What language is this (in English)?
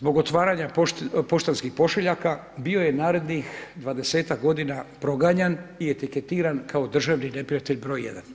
Croatian